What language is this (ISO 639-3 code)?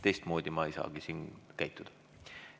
est